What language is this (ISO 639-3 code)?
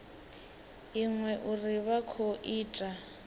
ven